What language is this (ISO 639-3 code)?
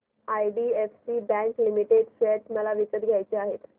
mar